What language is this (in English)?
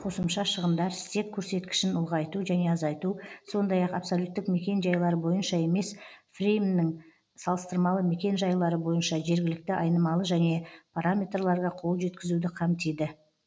Kazakh